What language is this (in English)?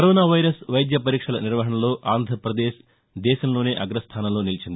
Telugu